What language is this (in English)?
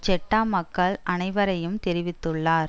Tamil